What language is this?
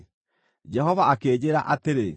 Kikuyu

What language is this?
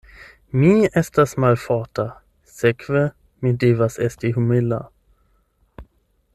Esperanto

